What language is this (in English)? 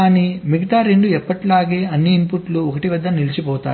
Telugu